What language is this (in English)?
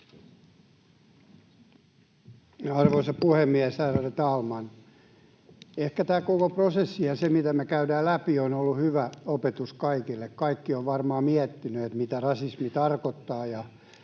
Finnish